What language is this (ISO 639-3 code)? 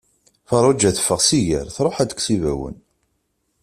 kab